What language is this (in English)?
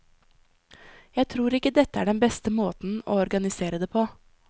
Norwegian